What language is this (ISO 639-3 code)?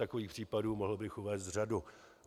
ces